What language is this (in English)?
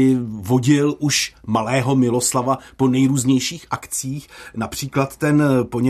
Czech